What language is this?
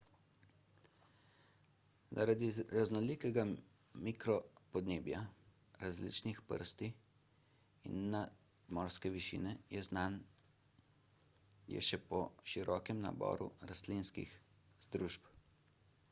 Slovenian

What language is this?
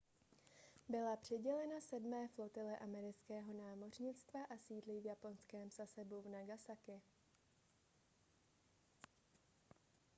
Czech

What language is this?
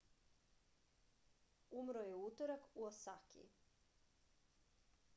Serbian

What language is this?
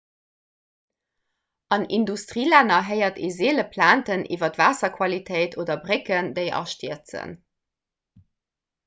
Luxembourgish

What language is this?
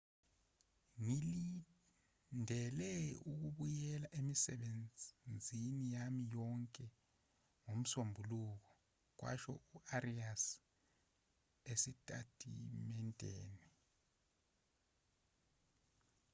Zulu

